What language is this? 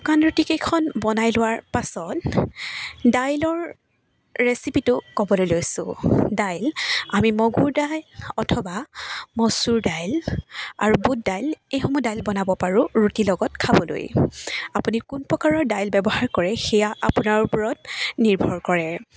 Assamese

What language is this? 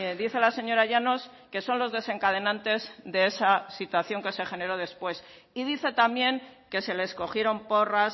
Spanish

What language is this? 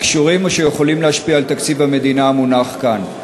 Hebrew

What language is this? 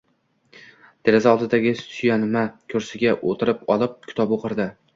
Uzbek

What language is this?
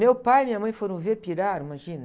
Portuguese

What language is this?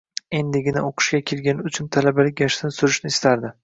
Uzbek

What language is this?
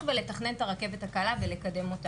Hebrew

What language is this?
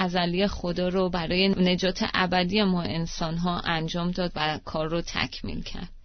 Persian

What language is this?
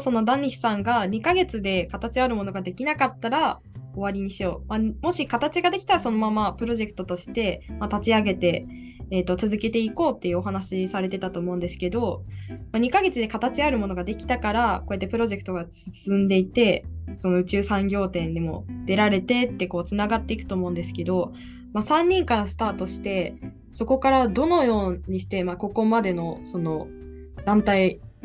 Japanese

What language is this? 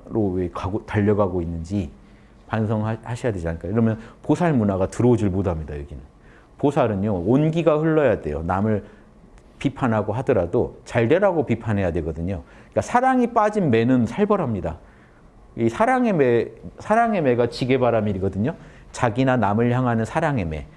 Korean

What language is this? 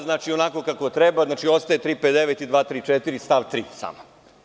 Serbian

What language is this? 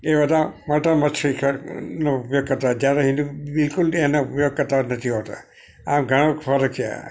Gujarati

